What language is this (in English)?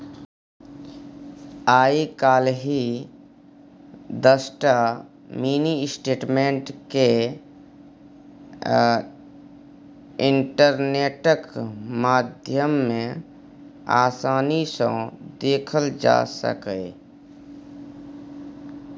Maithili